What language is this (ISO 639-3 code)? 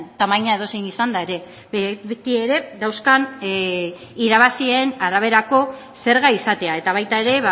eus